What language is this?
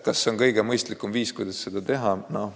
Estonian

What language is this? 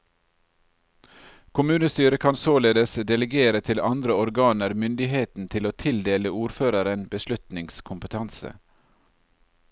Norwegian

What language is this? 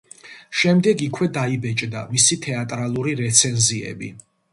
Georgian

